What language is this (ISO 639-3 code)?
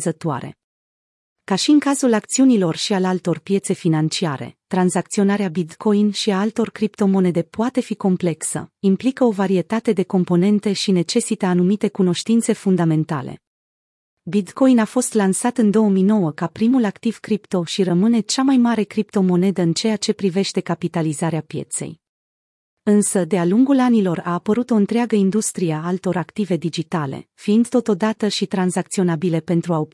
ron